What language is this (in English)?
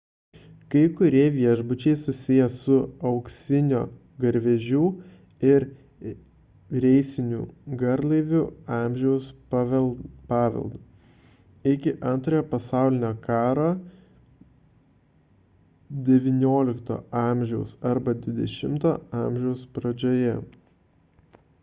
Lithuanian